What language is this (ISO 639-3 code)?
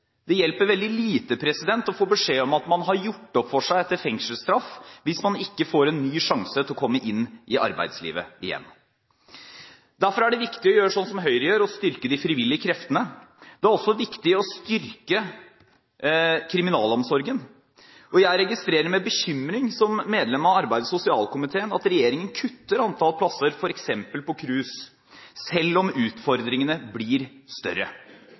nob